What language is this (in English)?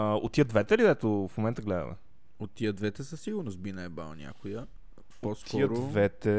Bulgarian